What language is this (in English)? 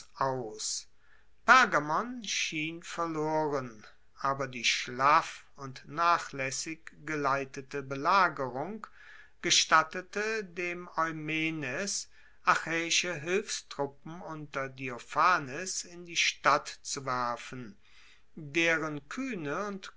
German